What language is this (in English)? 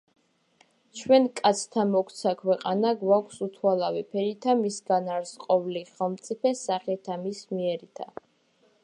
Georgian